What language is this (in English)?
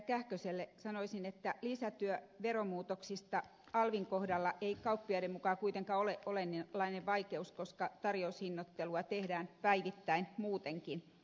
Finnish